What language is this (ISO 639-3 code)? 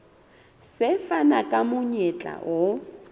sot